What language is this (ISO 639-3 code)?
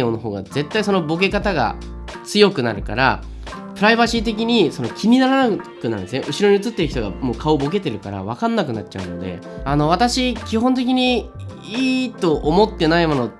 jpn